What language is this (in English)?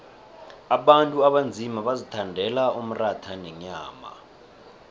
South Ndebele